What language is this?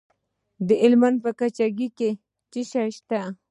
Pashto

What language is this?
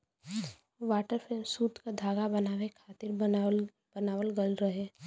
Bhojpuri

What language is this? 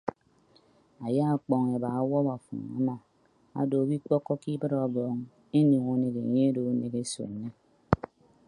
Ibibio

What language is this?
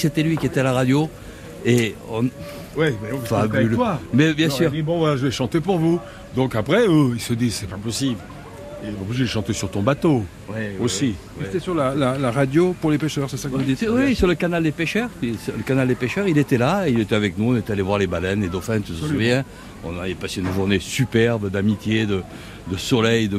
French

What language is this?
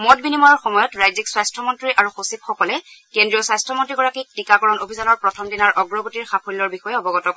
Assamese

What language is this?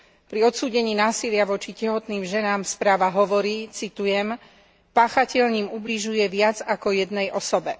Slovak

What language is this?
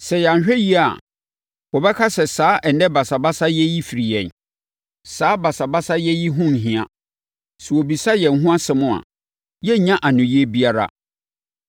Akan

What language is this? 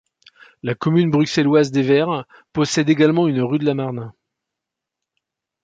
French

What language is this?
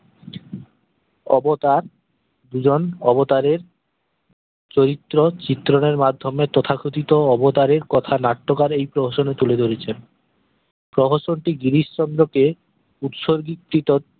Bangla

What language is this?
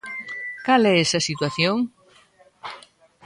Galician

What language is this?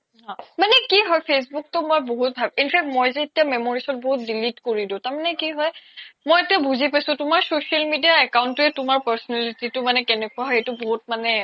Assamese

